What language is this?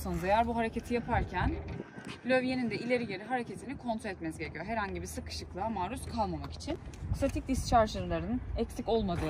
Turkish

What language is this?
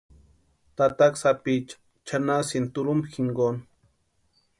Western Highland Purepecha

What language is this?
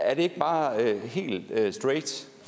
Danish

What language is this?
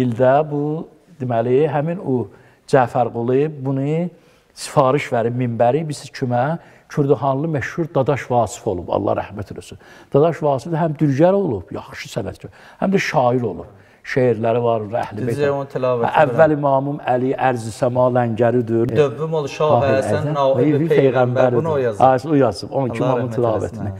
Turkish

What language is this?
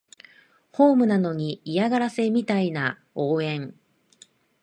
Japanese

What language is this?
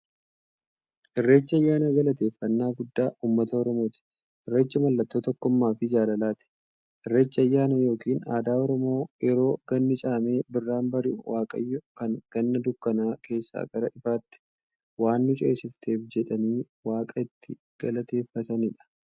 Oromo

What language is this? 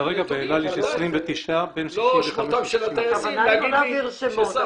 Hebrew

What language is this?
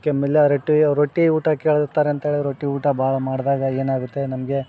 Kannada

